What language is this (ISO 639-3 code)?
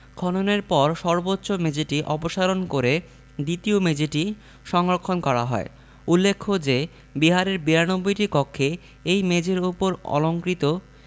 ben